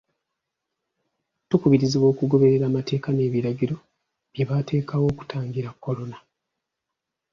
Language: Ganda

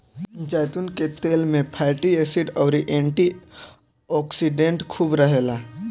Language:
Bhojpuri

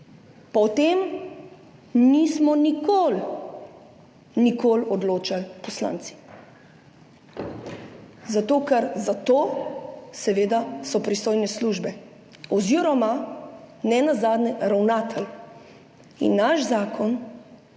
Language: Slovenian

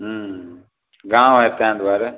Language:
Maithili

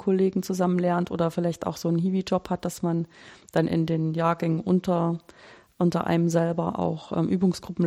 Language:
German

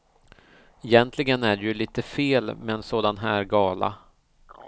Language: Swedish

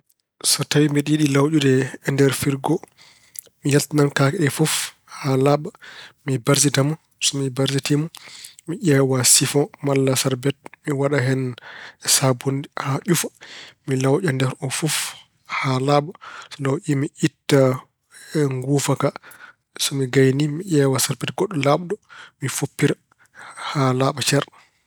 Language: Fula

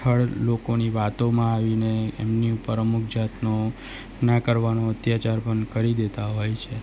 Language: Gujarati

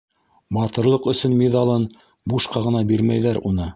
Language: Bashkir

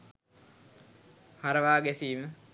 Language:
Sinhala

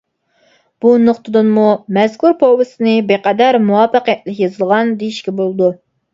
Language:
Uyghur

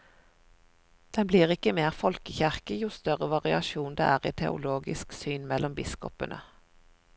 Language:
Norwegian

